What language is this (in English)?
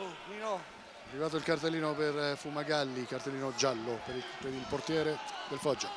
Italian